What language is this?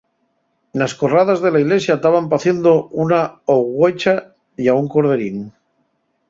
Asturian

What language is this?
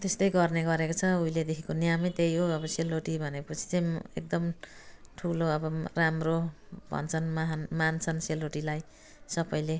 Nepali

